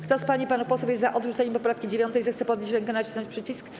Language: Polish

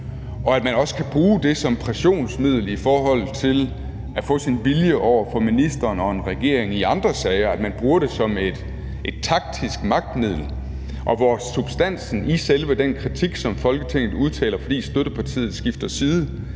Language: Danish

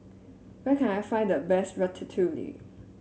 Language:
English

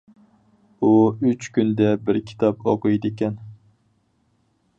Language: Uyghur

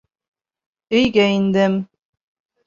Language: Bashkir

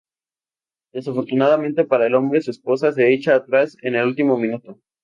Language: Spanish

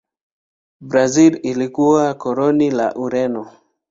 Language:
Swahili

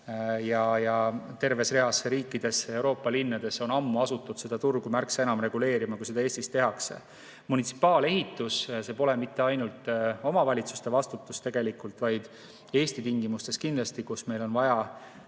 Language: Estonian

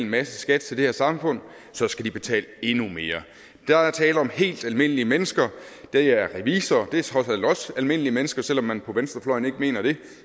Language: Danish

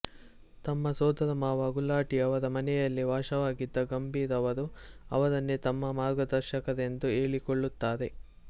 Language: Kannada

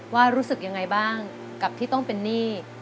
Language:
Thai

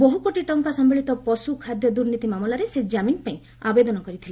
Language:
Odia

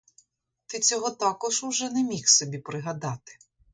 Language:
Ukrainian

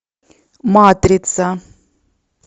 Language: Russian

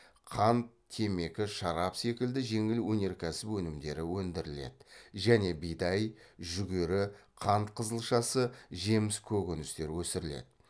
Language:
Kazakh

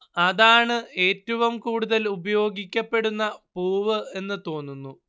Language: Malayalam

